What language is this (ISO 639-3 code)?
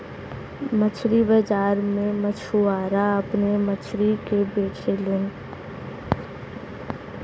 bho